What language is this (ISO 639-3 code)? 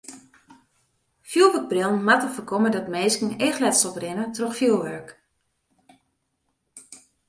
fry